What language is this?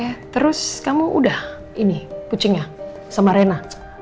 Indonesian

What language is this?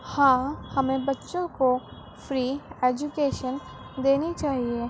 Urdu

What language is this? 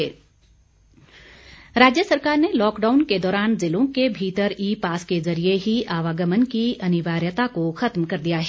Hindi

